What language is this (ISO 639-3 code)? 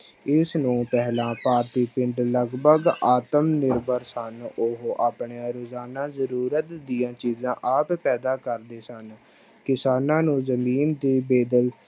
pan